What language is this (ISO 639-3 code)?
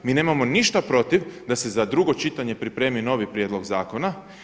hrv